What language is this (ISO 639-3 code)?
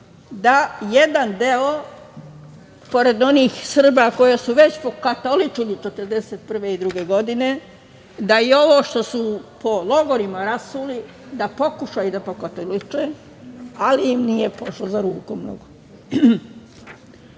srp